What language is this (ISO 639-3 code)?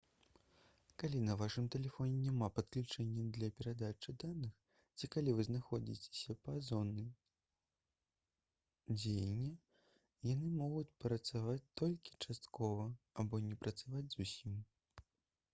bel